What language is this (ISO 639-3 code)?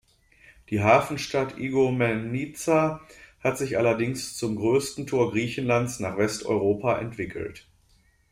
deu